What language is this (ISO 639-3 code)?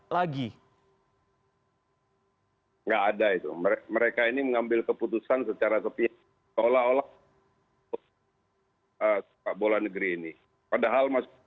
ind